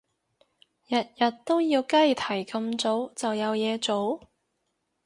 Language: Cantonese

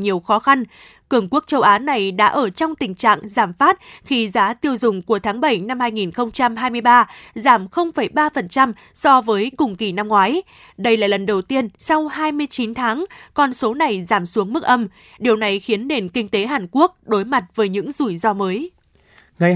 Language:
Vietnamese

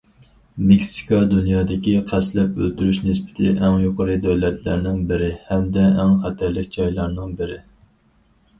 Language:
Uyghur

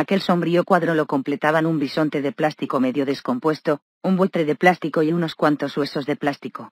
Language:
Spanish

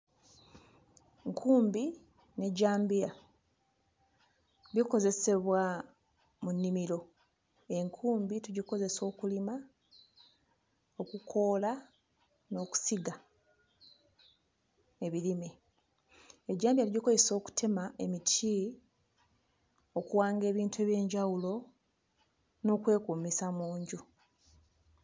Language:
Ganda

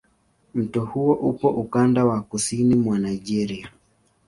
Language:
Swahili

